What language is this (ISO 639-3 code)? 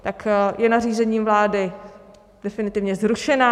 ces